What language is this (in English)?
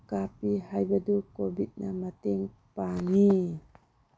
Manipuri